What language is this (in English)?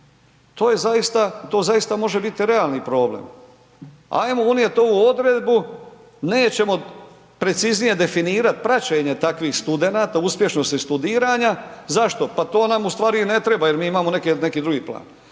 Croatian